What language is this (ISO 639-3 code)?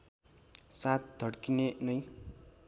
nep